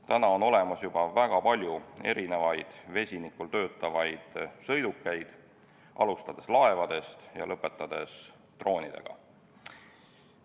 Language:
Estonian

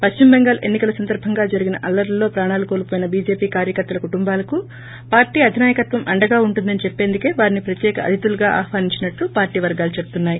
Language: Telugu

